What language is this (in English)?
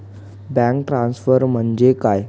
Marathi